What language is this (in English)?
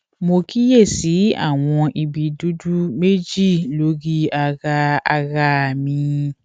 Yoruba